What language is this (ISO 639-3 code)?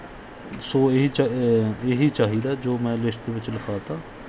pan